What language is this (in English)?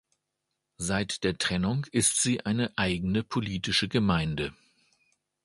German